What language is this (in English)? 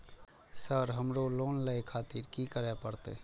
Maithili